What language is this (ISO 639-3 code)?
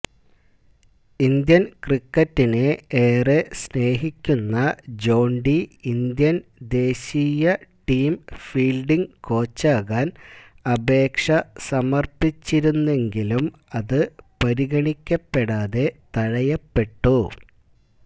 mal